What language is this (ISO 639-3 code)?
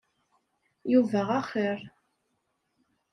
kab